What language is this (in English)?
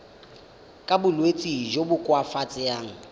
Tswana